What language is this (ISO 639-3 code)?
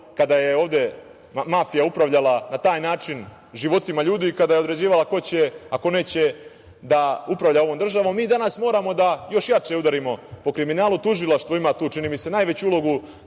srp